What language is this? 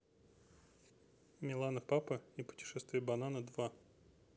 Russian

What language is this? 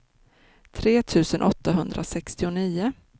Swedish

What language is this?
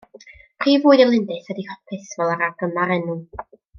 Welsh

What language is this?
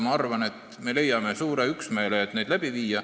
Estonian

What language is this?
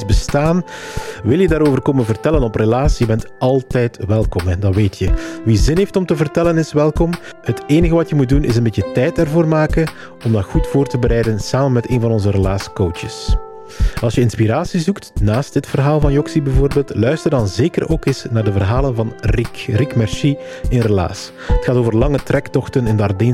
Dutch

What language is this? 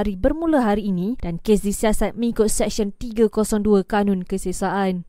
Malay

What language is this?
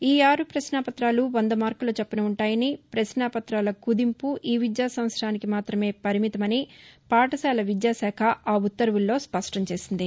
Telugu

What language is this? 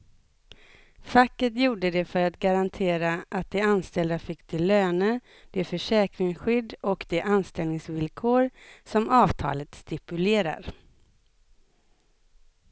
Swedish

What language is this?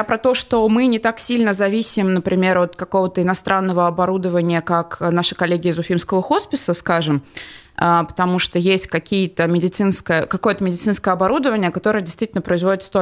Russian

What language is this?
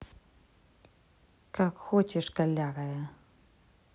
Russian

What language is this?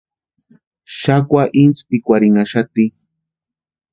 Western Highland Purepecha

